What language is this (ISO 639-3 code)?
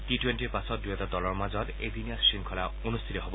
asm